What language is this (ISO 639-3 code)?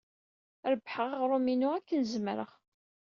kab